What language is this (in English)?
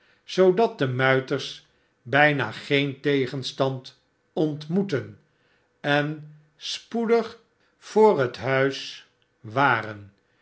Dutch